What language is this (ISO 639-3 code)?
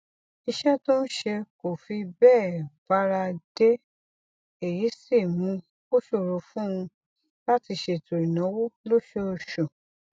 yor